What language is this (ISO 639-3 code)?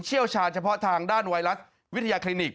tha